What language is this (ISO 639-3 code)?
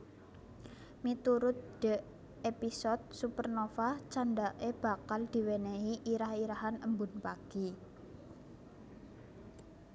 jav